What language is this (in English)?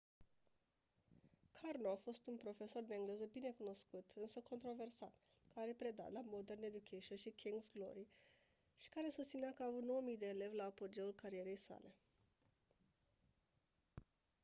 Romanian